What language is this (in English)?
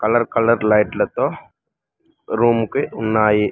Telugu